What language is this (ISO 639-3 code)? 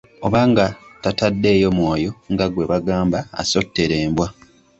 lug